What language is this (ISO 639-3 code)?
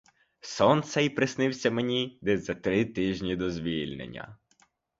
ukr